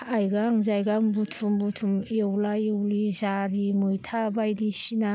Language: Bodo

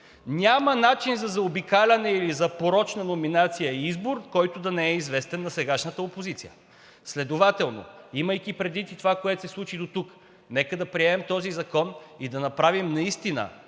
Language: Bulgarian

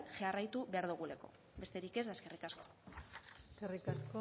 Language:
Basque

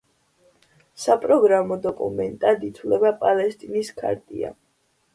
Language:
Georgian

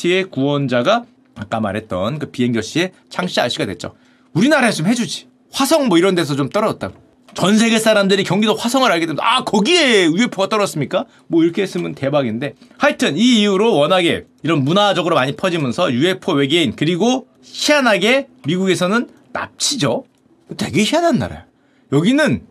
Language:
Korean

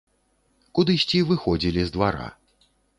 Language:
Belarusian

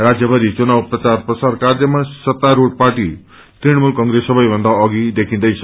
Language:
Nepali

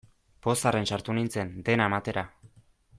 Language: Basque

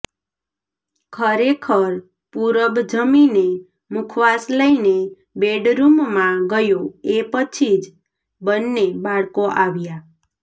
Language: Gujarati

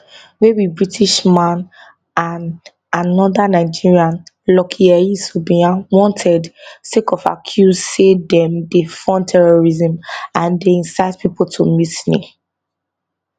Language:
Nigerian Pidgin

